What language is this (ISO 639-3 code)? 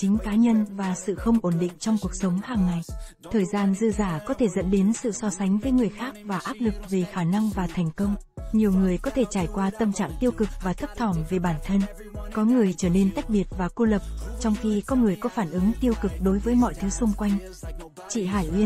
vie